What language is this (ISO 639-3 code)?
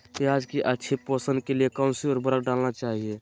mag